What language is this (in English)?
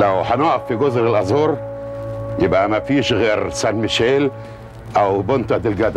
Arabic